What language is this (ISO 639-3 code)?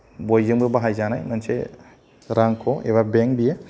brx